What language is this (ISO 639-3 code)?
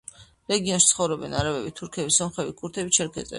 kat